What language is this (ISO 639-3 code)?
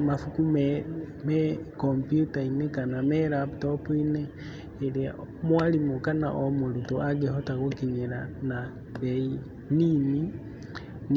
kik